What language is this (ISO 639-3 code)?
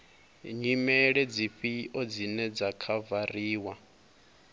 ven